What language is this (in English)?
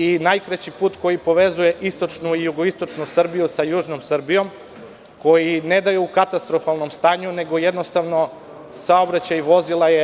Serbian